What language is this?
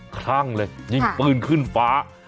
Thai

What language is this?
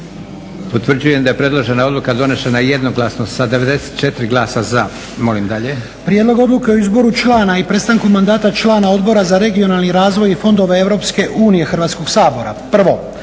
Croatian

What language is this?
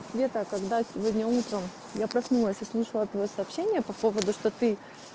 Russian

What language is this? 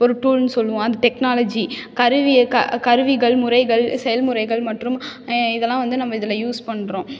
Tamil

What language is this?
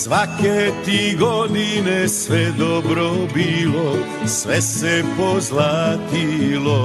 Croatian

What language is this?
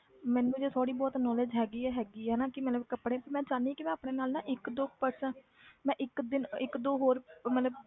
Punjabi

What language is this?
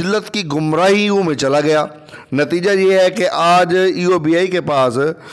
Hindi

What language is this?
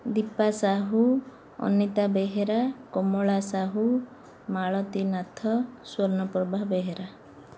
Odia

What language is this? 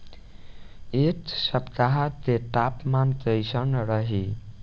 Bhojpuri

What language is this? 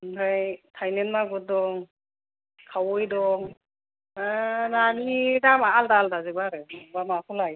Bodo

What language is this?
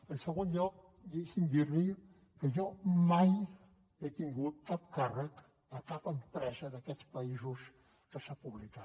Catalan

